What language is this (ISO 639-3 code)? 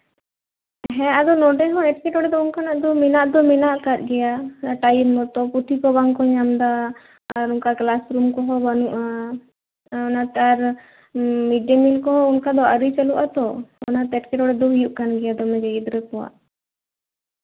sat